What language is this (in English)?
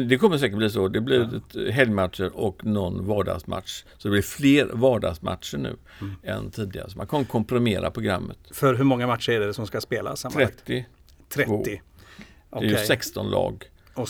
Swedish